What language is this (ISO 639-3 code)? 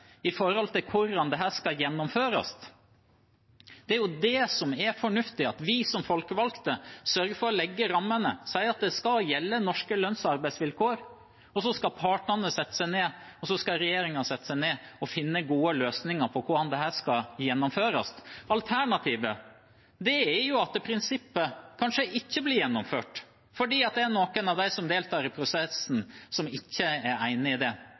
nob